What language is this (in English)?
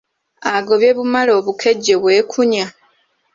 Ganda